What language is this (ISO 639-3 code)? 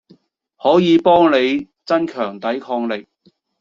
yue